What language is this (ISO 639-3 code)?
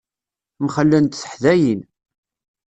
kab